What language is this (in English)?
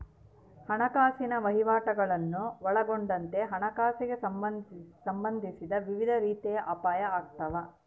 Kannada